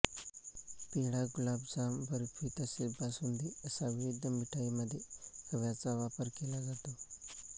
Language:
Marathi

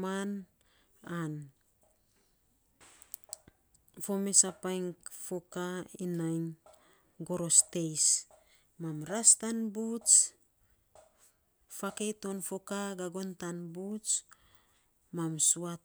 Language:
Saposa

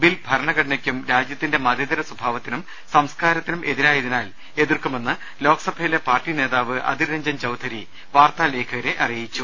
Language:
Malayalam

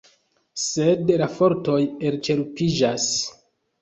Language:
Esperanto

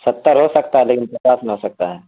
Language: Urdu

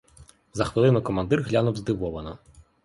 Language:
Ukrainian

